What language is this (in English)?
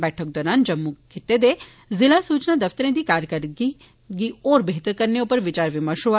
Dogri